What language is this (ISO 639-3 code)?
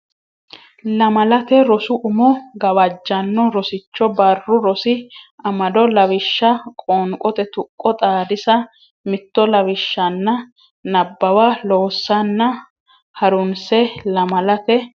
sid